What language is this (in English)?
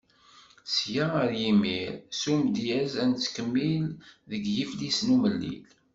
Kabyle